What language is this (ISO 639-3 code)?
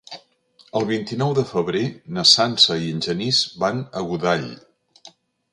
cat